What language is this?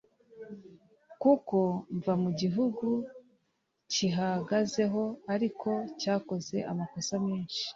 Kinyarwanda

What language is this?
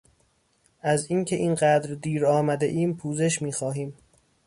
Persian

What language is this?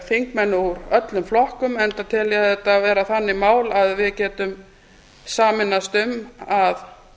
Icelandic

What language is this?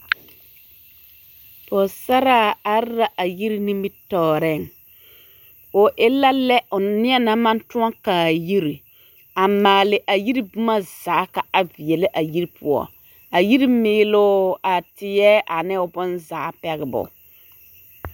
Southern Dagaare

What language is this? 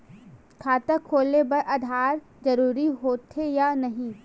Chhattisgarhi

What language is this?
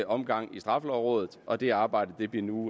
Danish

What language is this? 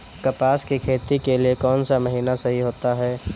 Hindi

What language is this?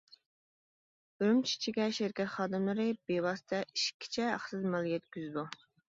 Uyghur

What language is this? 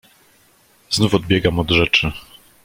Polish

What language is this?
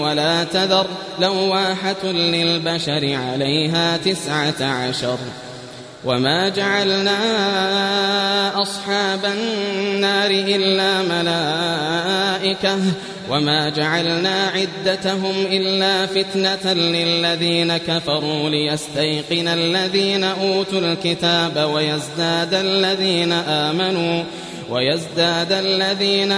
Arabic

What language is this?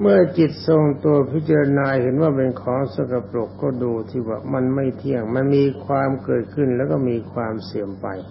Thai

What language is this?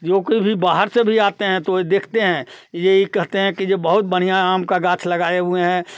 Hindi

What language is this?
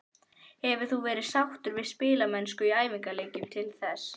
Icelandic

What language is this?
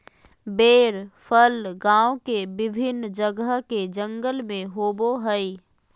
Magahi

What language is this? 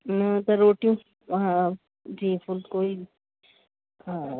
Sindhi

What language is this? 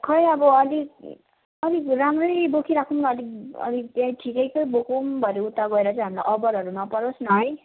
Nepali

